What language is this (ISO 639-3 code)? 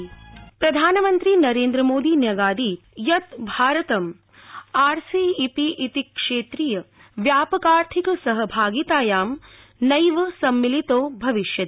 san